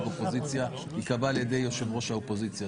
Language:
Hebrew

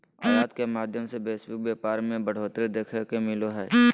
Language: Magahi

